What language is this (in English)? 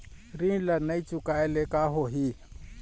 Chhattisgarhi